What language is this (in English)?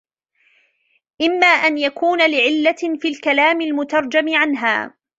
Arabic